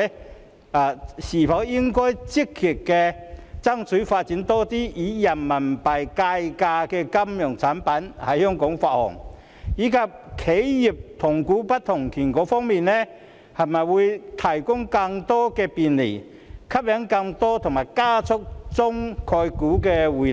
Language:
Cantonese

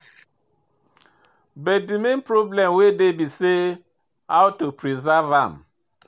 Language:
Nigerian Pidgin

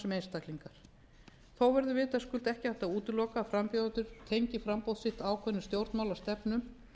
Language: Icelandic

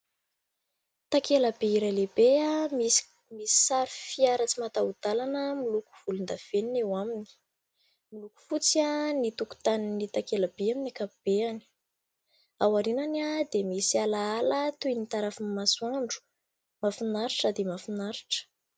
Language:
Malagasy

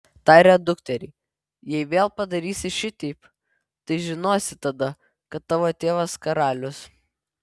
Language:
Lithuanian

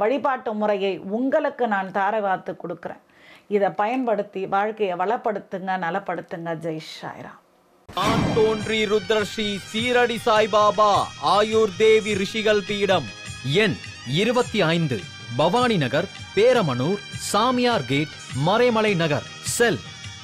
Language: Dutch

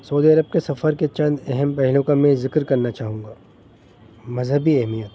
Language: Urdu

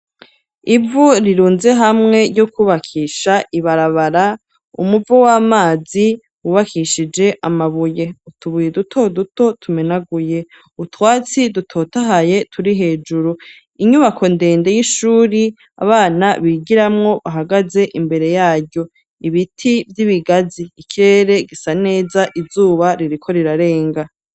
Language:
Rundi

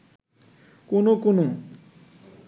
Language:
Bangla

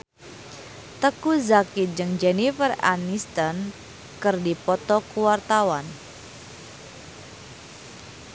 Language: Sundanese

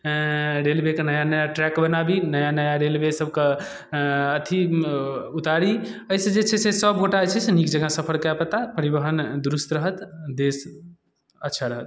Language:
Maithili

